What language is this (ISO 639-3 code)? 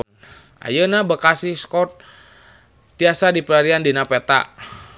sun